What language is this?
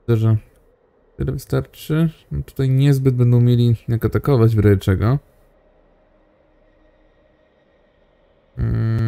Polish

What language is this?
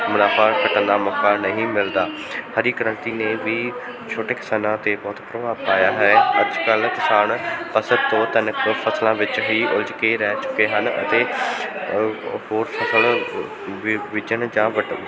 Punjabi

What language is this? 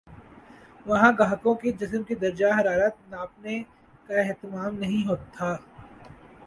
Urdu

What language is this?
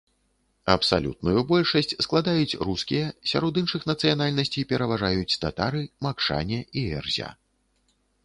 Belarusian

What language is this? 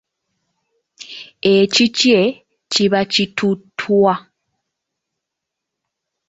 Ganda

